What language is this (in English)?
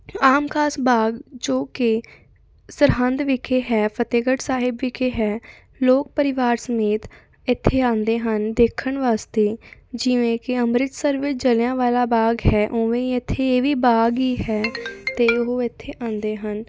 Punjabi